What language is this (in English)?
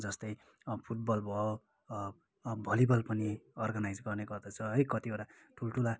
Nepali